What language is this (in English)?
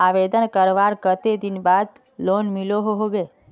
Magahi